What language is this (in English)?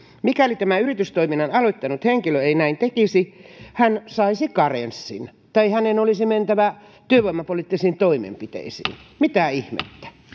Finnish